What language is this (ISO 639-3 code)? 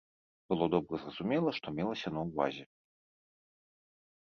bel